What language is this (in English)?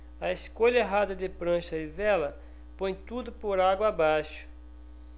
Portuguese